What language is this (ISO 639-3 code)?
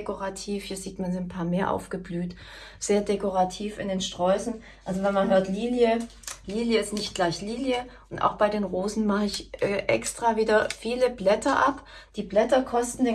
deu